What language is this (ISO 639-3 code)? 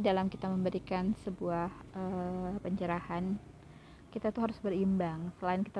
ind